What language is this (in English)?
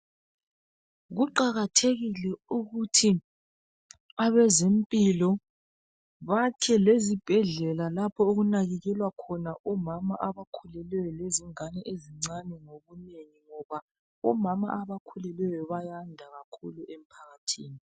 North Ndebele